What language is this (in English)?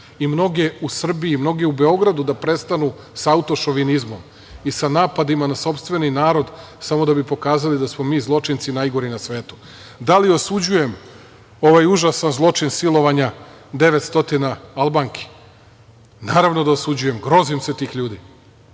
Serbian